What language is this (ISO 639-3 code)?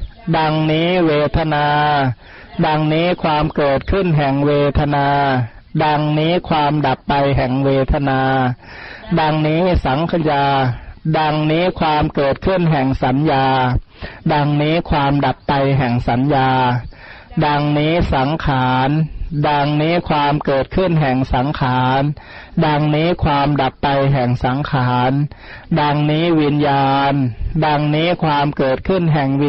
tha